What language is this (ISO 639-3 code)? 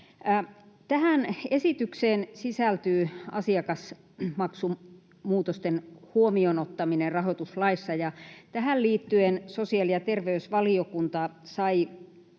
fin